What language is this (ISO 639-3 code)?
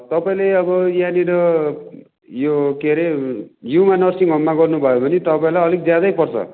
nep